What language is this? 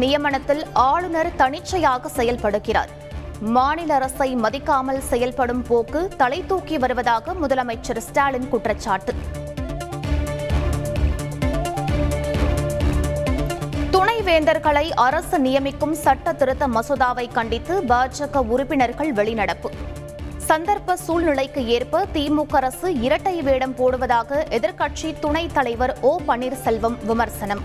Tamil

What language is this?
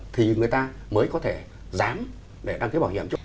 Vietnamese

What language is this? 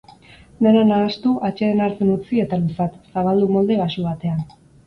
Basque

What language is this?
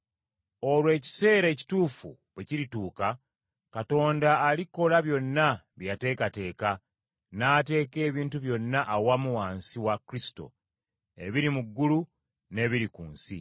Ganda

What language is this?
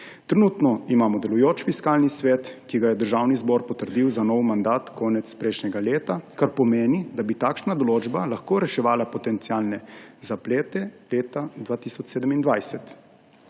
Slovenian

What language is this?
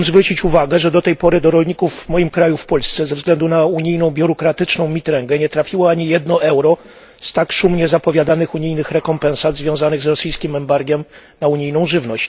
Polish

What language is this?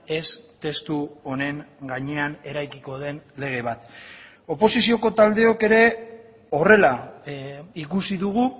Basque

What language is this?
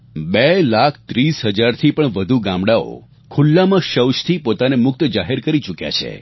Gujarati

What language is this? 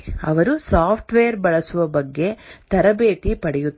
Kannada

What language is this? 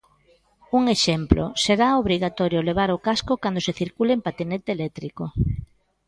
Galician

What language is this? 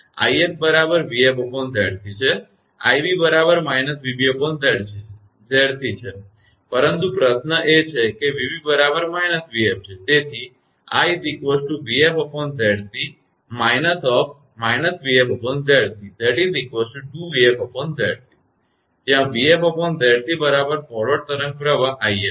Gujarati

